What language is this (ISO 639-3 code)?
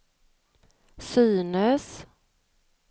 swe